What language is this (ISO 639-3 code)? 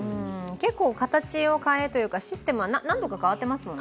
jpn